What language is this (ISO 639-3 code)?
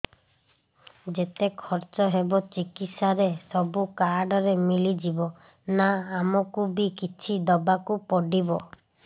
ori